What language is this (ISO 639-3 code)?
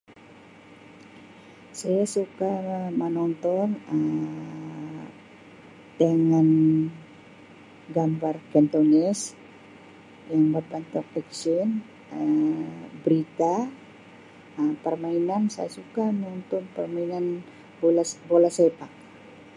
msi